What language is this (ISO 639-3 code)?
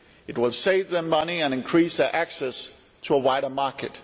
eng